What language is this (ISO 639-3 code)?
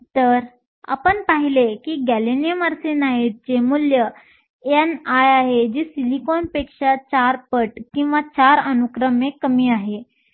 mar